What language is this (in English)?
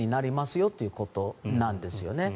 Japanese